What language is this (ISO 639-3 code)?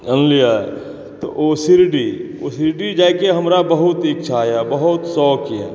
mai